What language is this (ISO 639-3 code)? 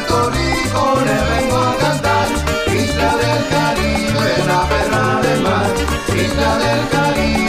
spa